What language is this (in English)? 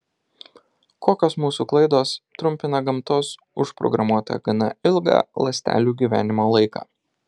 Lithuanian